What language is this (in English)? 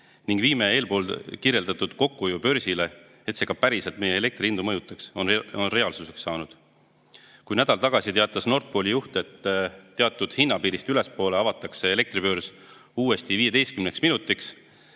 Estonian